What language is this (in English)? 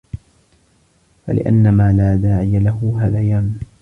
Arabic